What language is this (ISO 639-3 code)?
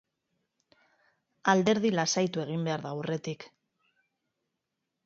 eus